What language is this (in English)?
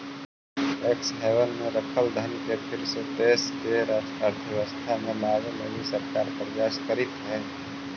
Magahi